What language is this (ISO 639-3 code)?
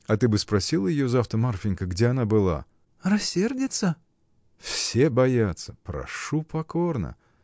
rus